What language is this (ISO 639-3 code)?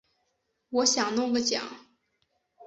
zho